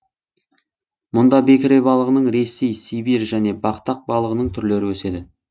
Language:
Kazakh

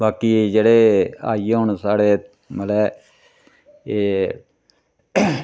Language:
Dogri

